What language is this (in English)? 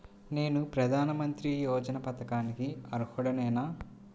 Telugu